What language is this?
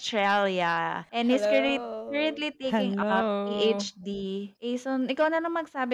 Filipino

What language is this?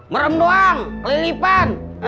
Indonesian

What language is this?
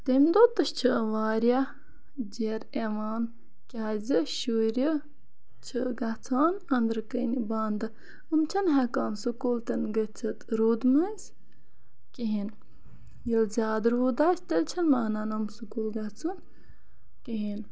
Kashmiri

